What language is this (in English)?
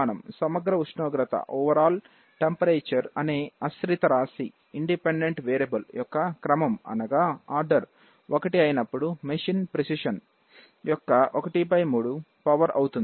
Telugu